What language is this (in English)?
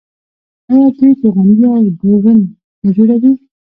Pashto